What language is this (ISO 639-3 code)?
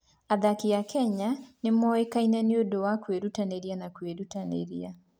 kik